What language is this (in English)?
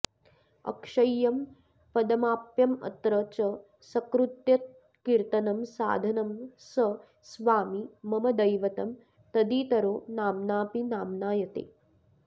Sanskrit